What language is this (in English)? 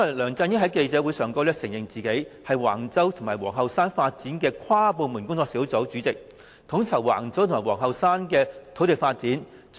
Cantonese